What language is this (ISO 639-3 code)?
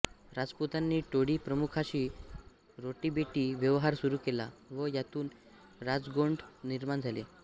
mar